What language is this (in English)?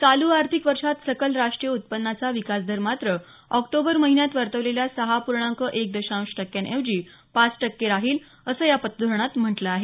Marathi